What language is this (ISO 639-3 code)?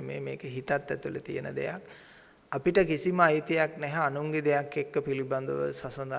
sin